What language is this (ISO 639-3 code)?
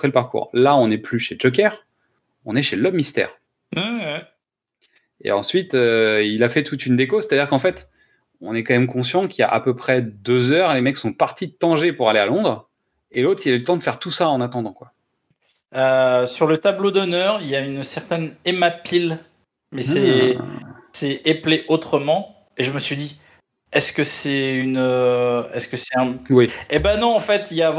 fra